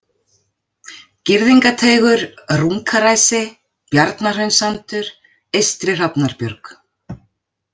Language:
Icelandic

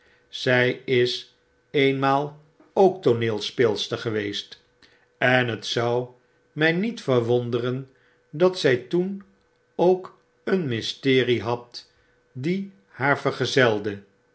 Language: Dutch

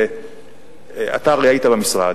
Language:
Hebrew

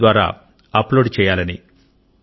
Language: Telugu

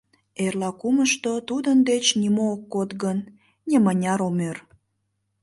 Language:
Mari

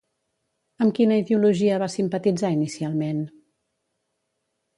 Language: Catalan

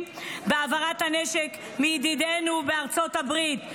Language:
Hebrew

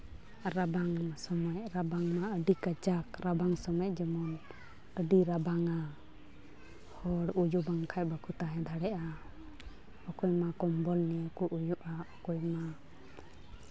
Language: Santali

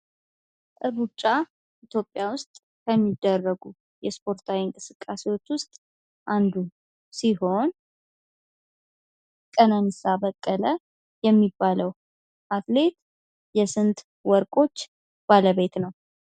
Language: Amharic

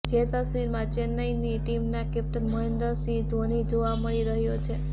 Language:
Gujarati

